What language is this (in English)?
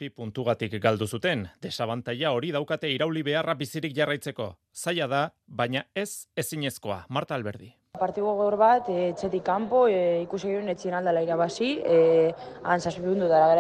Spanish